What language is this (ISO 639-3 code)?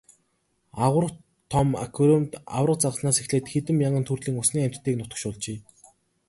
mon